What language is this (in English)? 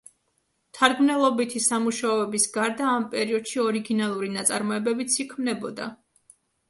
Georgian